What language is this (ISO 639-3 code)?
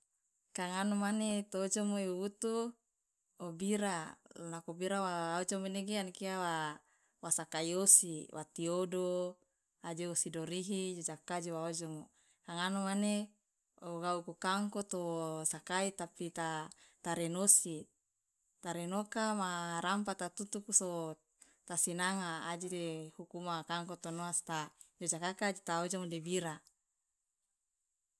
loa